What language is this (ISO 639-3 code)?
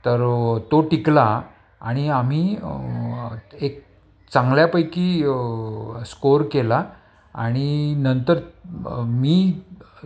mar